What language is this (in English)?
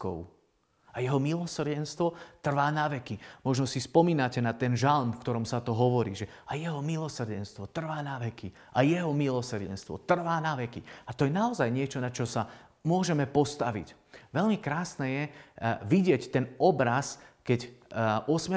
Slovak